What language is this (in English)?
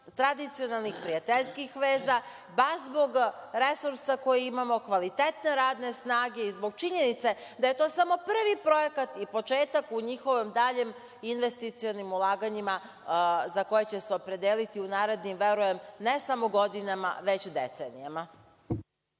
Serbian